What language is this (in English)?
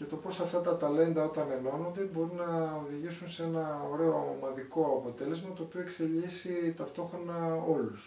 Greek